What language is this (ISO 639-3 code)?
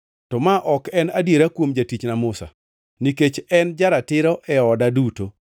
luo